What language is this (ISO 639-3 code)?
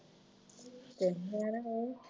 pan